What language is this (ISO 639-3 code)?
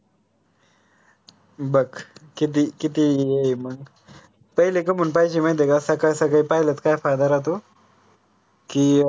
mar